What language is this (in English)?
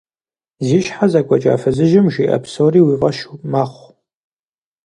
Kabardian